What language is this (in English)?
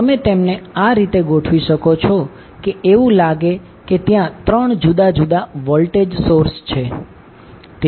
Gujarati